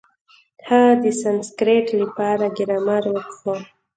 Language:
Pashto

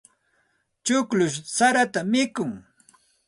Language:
Santa Ana de Tusi Pasco Quechua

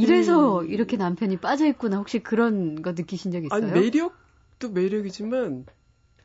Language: Korean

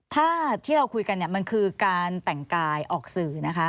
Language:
Thai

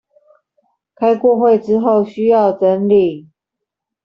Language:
Chinese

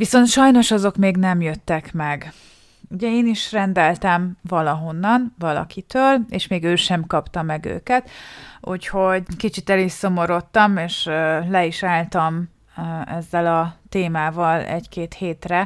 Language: Hungarian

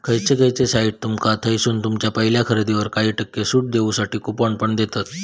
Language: Marathi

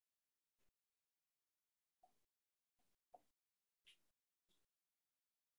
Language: Hindi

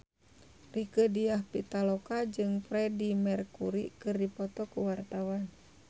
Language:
Sundanese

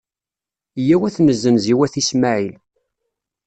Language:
Kabyle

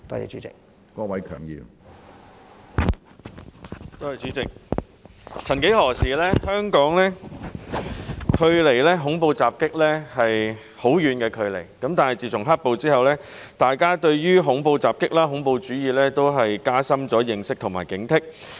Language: Cantonese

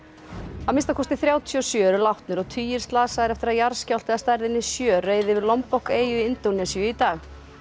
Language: Icelandic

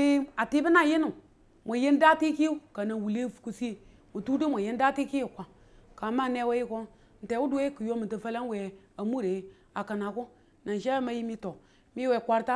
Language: Tula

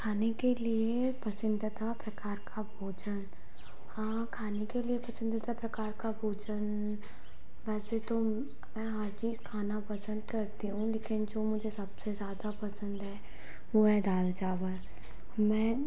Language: Hindi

